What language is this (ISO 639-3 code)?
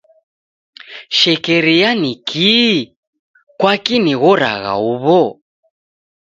dav